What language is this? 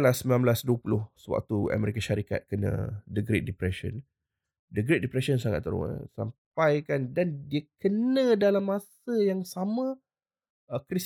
Malay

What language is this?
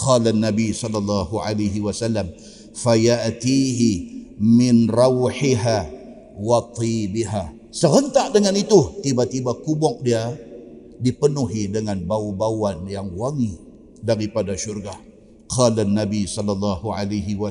Malay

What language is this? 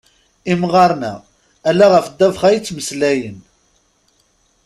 Kabyle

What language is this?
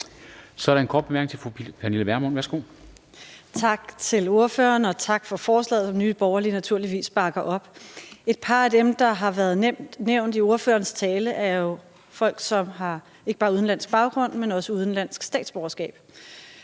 Danish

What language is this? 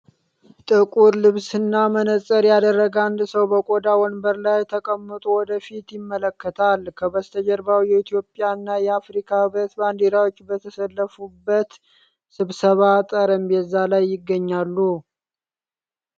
Amharic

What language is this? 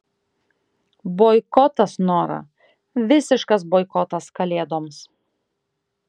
Lithuanian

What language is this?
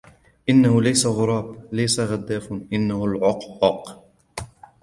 Arabic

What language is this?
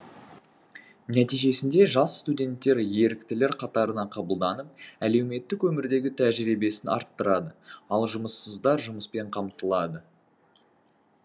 Kazakh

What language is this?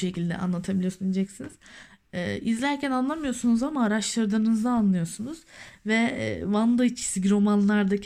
Turkish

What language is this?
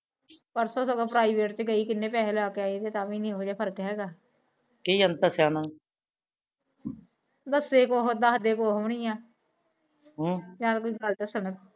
Punjabi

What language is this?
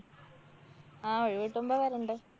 Malayalam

